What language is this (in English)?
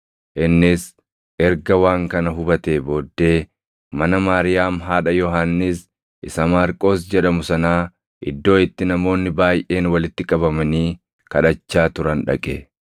Oromo